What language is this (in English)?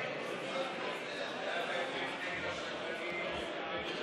Hebrew